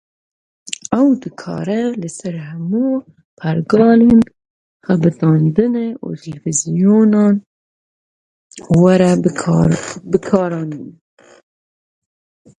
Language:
Kurdish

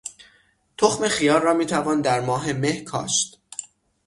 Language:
Persian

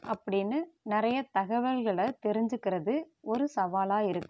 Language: Tamil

